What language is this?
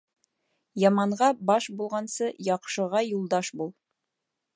Bashkir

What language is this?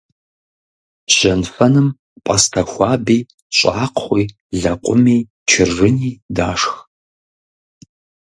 Kabardian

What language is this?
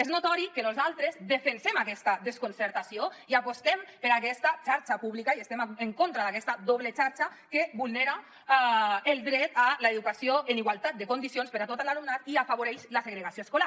Catalan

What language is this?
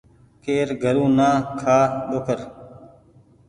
Goaria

